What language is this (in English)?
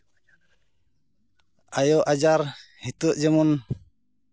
Santali